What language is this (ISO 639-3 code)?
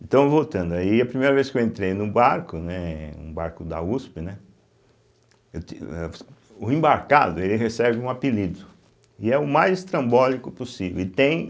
por